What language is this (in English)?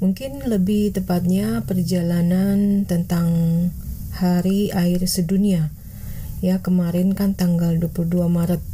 Indonesian